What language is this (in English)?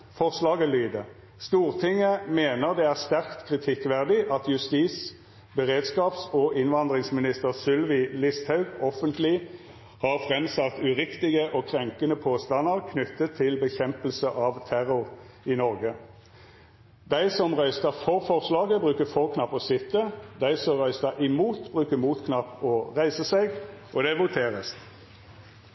Norwegian Nynorsk